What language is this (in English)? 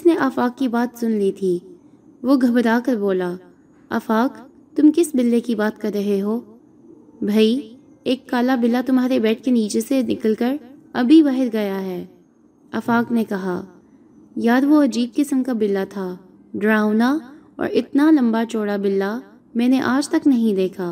Urdu